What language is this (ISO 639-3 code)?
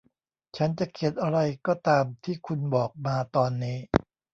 tha